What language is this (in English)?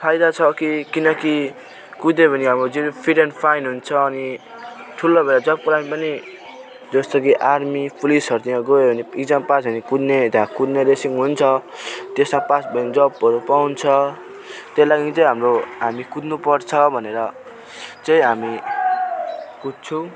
Nepali